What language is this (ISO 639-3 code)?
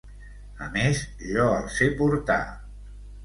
cat